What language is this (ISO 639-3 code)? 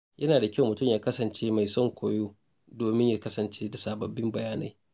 hau